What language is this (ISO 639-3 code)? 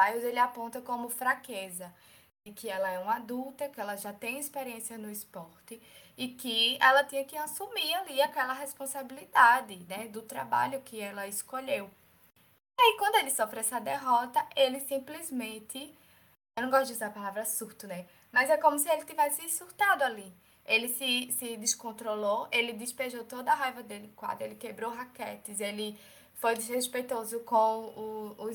por